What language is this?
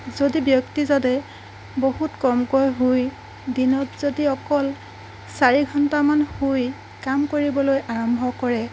Assamese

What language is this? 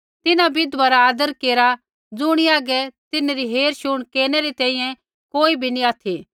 Kullu Pahari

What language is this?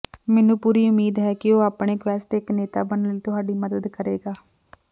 Punjabi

